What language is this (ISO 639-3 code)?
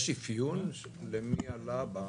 heb